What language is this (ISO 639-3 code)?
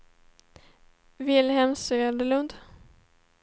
swe